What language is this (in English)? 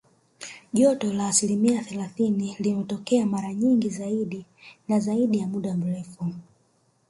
Swahili